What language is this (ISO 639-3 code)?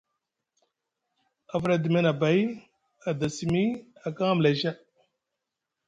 mug